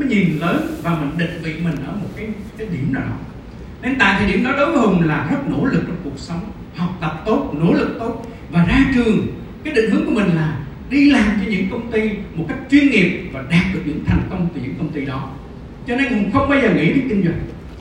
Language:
Vietnamese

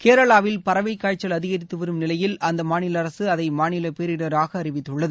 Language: Tamil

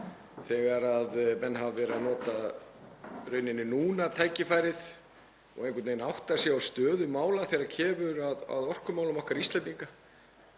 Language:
Icelandic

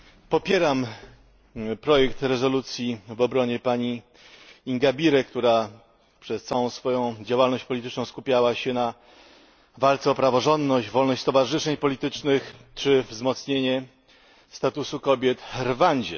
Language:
Polish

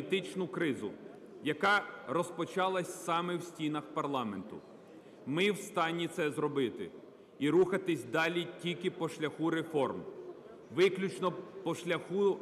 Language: Russian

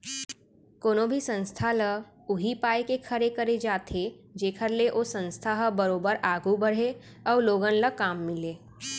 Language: Chhattisgarhi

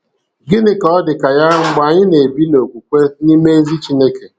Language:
Igbo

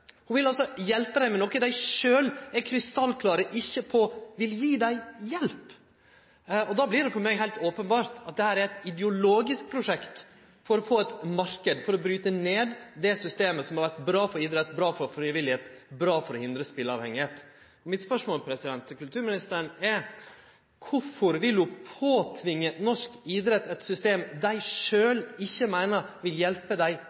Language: Norwegian Nynorsk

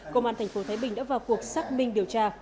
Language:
Vietnamese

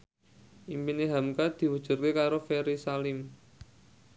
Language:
Javanese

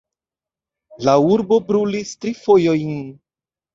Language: Esperanto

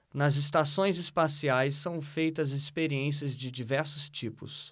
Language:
Portuguese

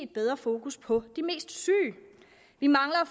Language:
Danish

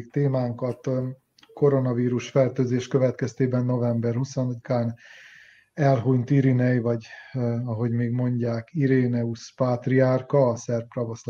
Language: Hungarian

